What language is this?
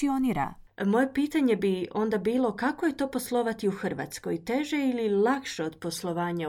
Croatian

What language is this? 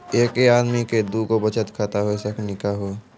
Maithili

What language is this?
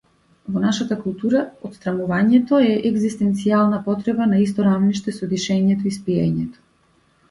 Macedonian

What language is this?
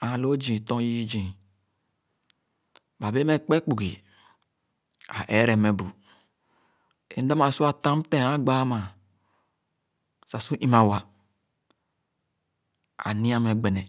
Khana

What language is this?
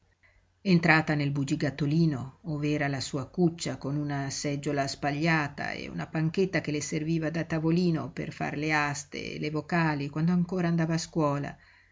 Italian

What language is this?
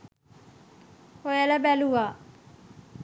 Sinhala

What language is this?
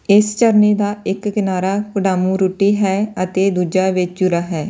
Punjabi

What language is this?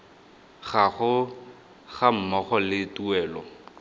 Tswana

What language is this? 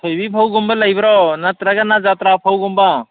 Manipuri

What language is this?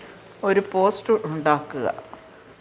Malayalam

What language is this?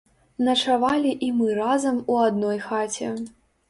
Belarusian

